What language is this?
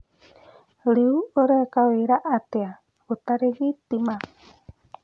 Kikuyu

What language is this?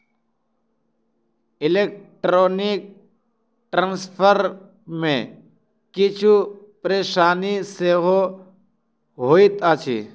Maithili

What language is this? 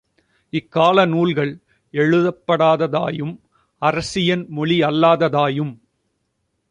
Tamil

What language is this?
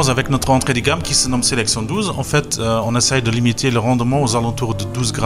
French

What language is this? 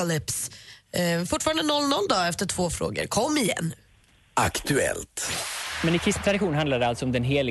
Swedish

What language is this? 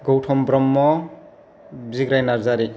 Bodo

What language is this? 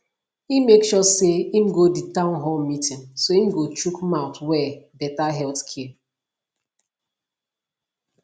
Nigerian Pidgin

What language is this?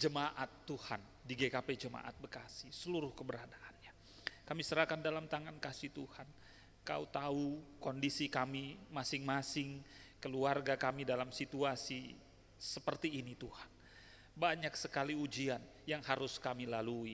Indonesian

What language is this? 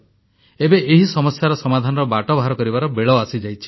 Odia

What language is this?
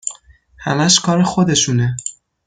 Persian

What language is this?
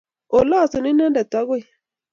Kalenjin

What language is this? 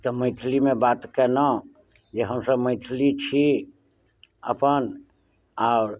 Maithili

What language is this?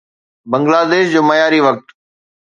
Sindhi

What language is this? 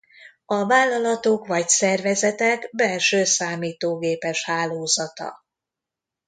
Hungarian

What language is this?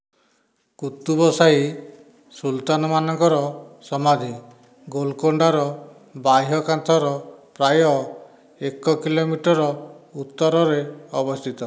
Odia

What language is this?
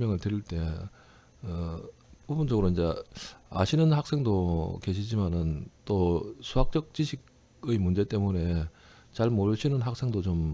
Korean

